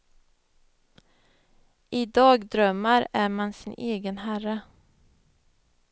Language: Swedish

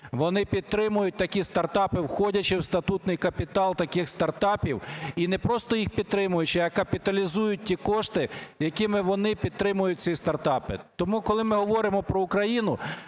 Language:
Ukrainian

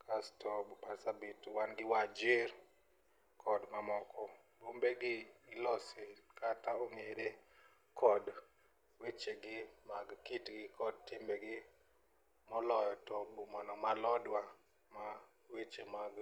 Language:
Luo (Kenya and Tanzania)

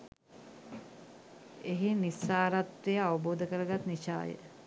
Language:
Sinhala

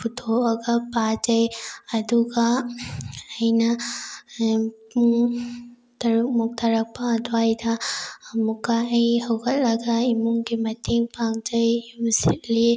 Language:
Manipuri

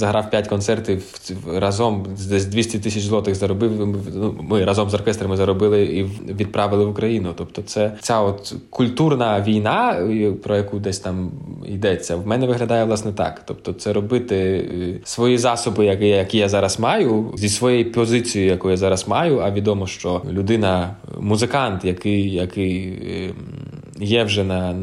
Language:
Ukrainian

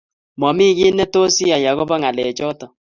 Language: Kalenjin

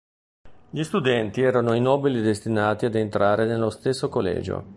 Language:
Italian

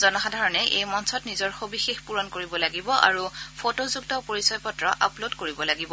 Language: Assamese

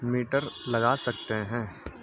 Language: Urdu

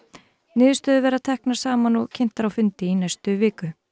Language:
Icelandic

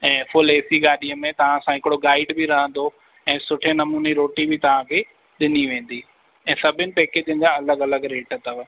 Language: Sindhi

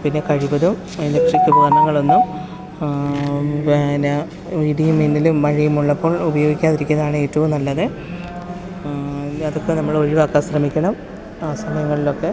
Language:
Malayalam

